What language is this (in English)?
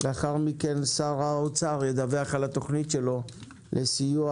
Hebrew